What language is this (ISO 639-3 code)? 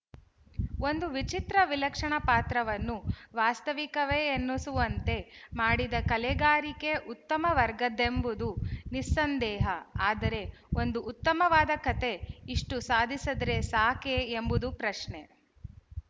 kan